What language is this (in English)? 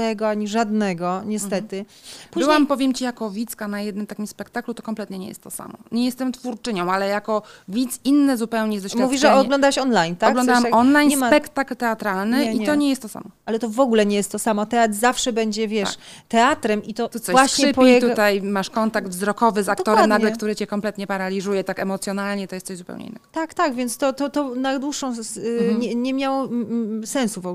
Polish